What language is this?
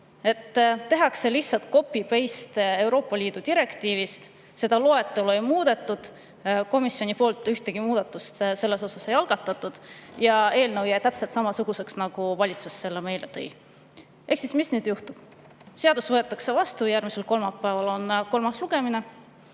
Estonian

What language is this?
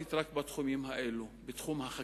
Hebrew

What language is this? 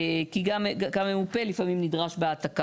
Hebrew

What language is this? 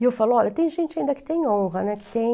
Portuguese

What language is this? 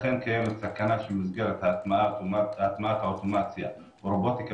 Hebrew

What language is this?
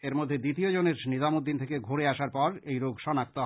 Bangla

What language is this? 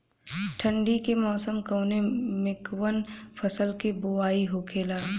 Bhojpuri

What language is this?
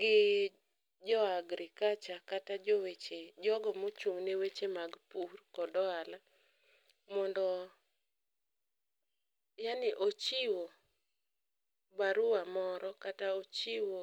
Luo (Kenya and Tanzania)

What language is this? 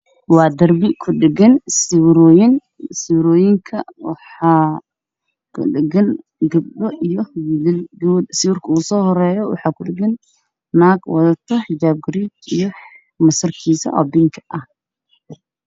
Somali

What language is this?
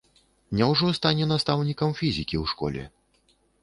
Belarusian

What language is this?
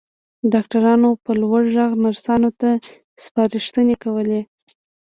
Pashto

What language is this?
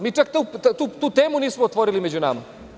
Serbian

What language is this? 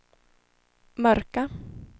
Swedish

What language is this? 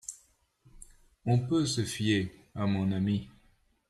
French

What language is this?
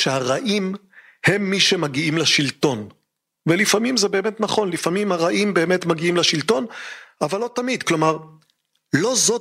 Hebrew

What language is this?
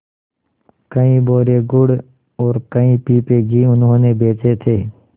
Hindi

